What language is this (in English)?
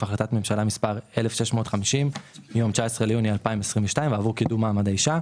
Hebrew